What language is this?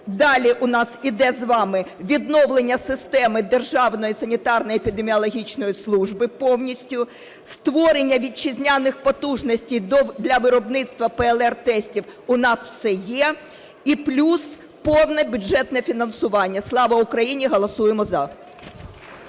Ukrainian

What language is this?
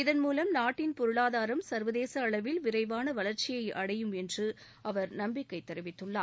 Tamil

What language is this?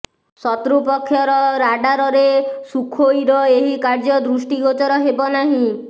Odia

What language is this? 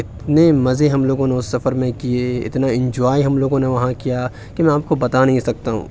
Urdu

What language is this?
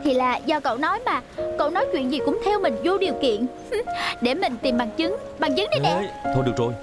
Vietnamese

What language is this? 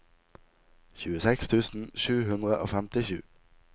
Norwegian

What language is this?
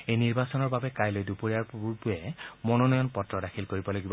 Assamese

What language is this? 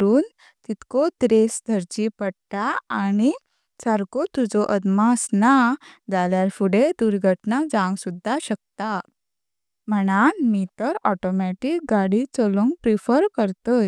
Konkani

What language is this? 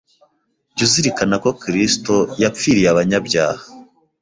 Kinyarwanda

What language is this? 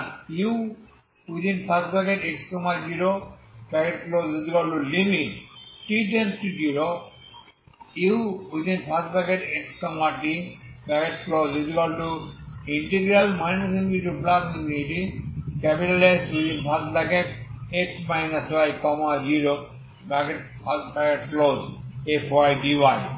Bangla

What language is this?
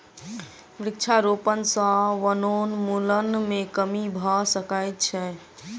Maithili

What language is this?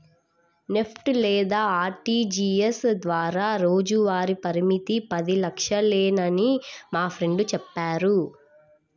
Telugu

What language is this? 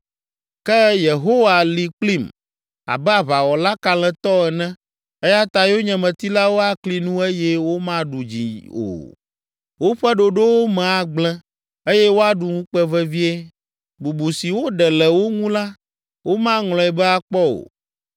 Ewe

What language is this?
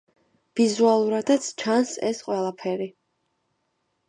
Georgian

